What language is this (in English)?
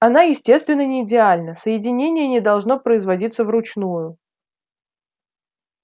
Russian